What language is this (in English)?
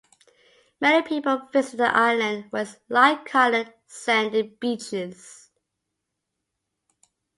English